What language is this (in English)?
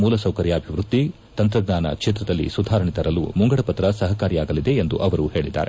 Kannada